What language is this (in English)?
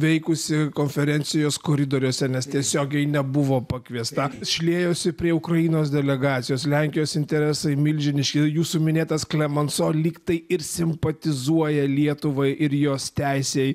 Lithuanian